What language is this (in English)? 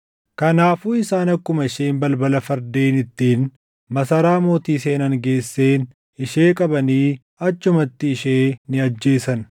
Oromo